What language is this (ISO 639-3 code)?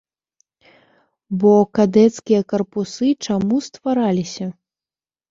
bel